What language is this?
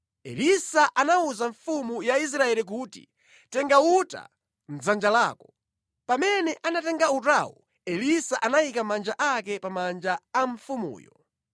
Nyanja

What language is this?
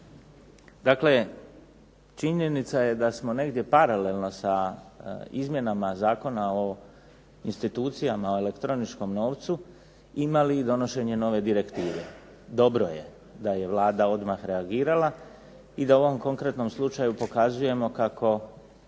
Croatian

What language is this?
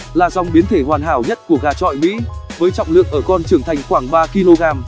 Vietnamese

